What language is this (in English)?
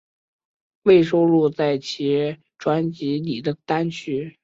Chinese